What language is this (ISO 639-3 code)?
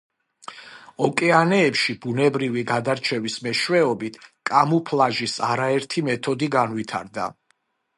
kat